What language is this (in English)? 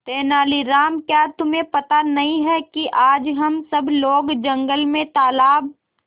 Hindi